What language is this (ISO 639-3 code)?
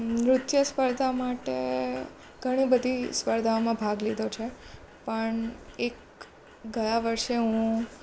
guj